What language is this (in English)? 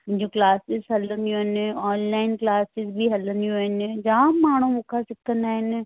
Sindhi